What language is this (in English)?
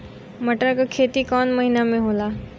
Bhojpuri